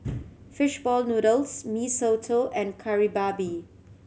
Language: English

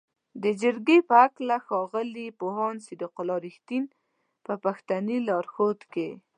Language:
Pashto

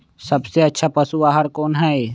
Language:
Magahi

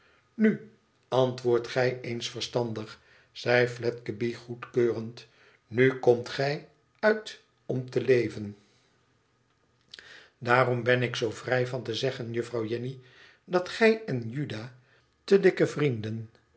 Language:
Dutch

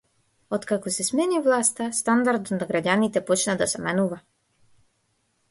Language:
Macedonian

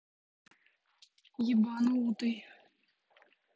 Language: Russian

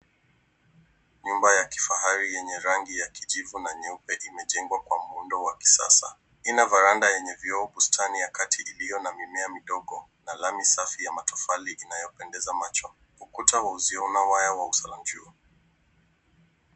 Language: Swahili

